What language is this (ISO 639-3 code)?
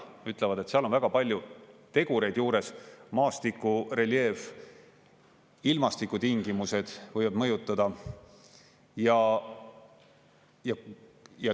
est